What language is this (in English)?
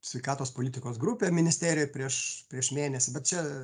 Lithuanian